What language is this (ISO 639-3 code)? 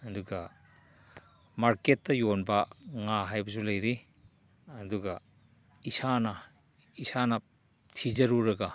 mni